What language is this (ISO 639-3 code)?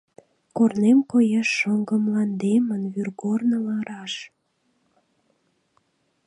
chm